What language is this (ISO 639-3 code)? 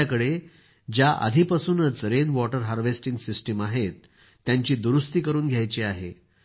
mar